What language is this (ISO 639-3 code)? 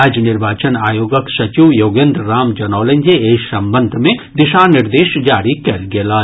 mai